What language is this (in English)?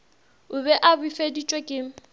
Northern Sotho